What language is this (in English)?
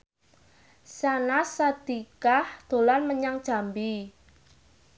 Javanese